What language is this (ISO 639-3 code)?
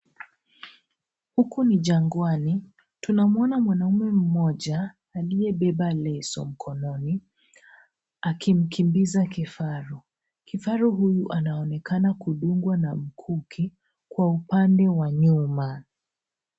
swa